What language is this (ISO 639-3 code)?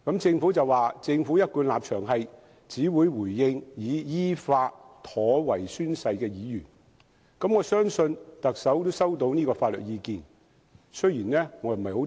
yue